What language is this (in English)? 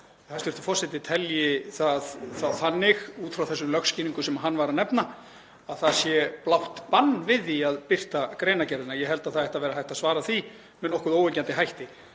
Icelandic